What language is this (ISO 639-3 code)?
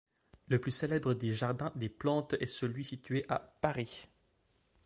fra